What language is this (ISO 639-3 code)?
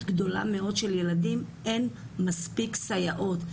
heb